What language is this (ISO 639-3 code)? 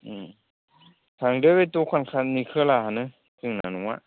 brx